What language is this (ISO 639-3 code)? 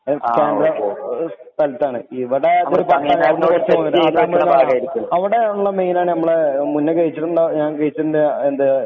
mal